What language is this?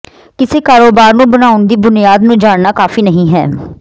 Punjabi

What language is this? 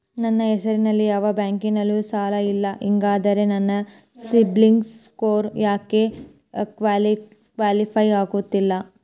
Kannada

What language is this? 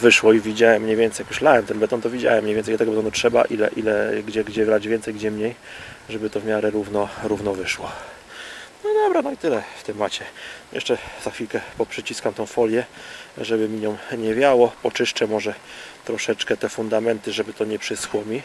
Polish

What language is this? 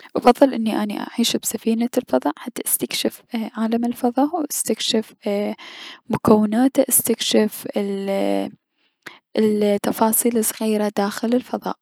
Mesopotamian Arabic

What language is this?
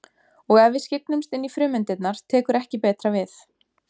Icelandic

